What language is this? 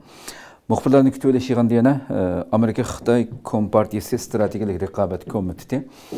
Turkish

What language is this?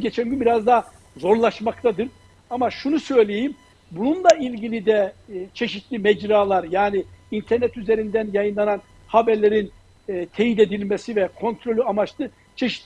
Turkish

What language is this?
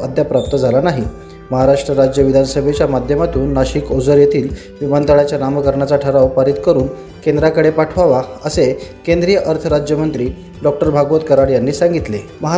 Marathi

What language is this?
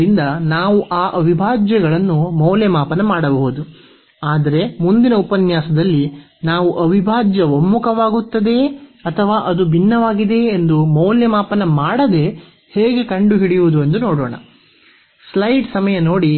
Kannada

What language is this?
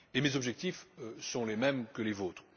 French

